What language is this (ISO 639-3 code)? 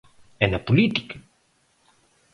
glg